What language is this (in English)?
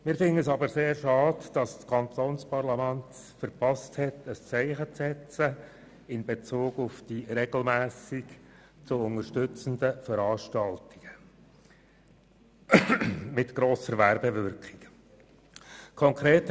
Swiss German